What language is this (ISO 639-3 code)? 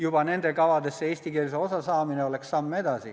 est